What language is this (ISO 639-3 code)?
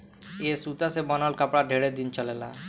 bho